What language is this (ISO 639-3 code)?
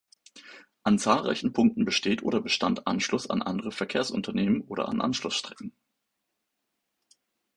deu